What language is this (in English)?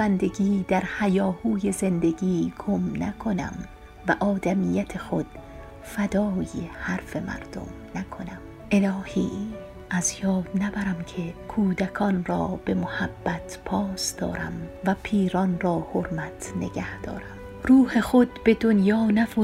Persian